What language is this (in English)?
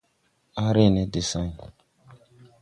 Tupuri